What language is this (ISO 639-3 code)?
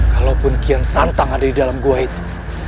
ind